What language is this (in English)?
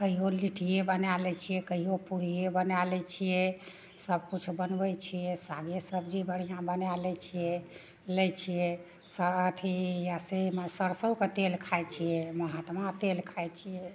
Maithili